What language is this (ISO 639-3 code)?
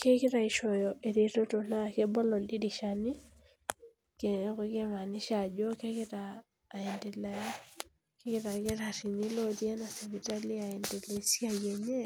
mas